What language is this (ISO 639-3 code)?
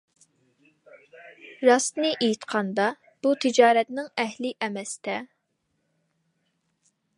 uig